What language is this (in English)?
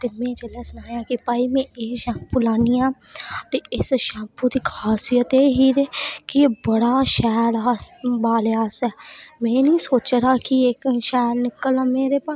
Dogri